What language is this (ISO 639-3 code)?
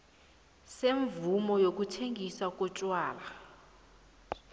nbl